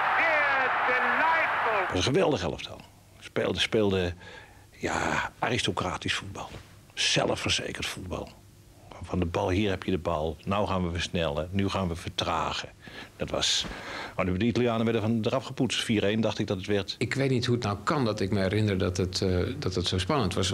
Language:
Dutch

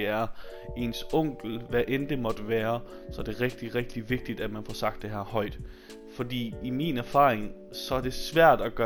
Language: Danish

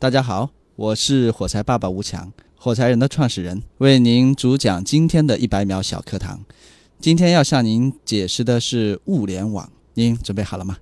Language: Chinese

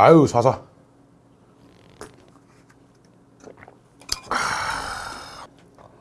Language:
Korean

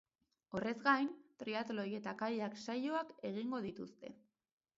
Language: Basque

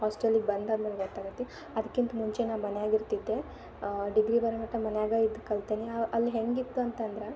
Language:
Kannada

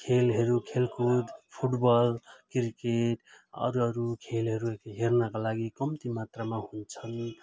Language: Nepali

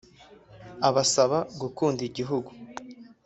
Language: Kinyarwanda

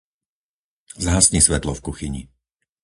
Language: Slovak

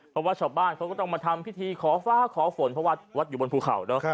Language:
Thai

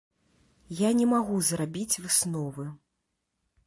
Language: Belarusian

